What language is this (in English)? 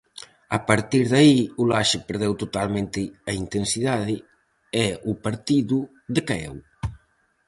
Galician